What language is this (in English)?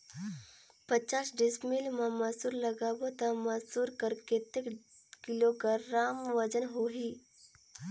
Chhattisgarhi